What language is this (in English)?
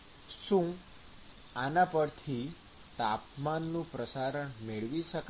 Gujarati